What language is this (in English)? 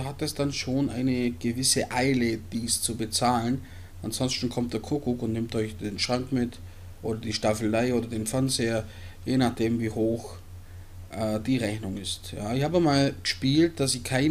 German